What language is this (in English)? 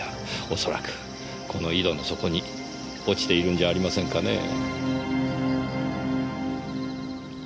Japanese